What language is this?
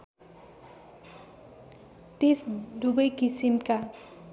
Nepali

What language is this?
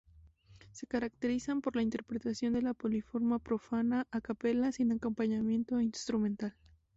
Spanish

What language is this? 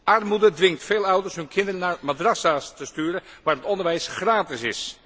Dutch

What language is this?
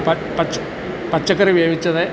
Malayalam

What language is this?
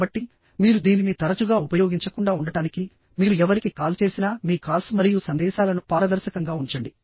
Telugu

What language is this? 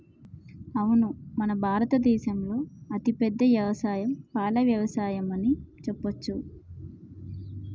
Telugu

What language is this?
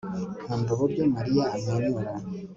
Kinyarwanda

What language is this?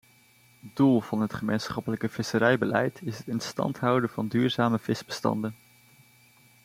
Dutch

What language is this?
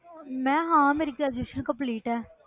Punjabi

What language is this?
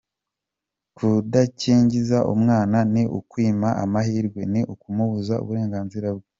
Kinyarwanda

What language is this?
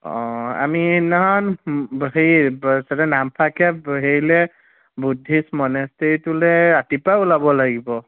Assamese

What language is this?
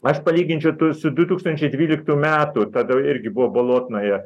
Lithuanian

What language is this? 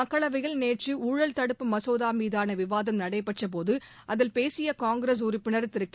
Tamil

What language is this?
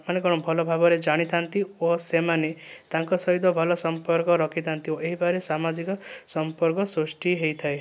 Odia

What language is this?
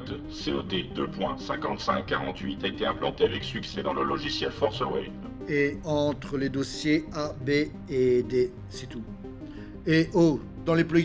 French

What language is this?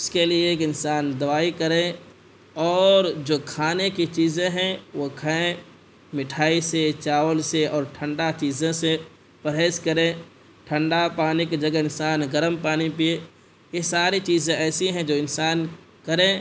Urdu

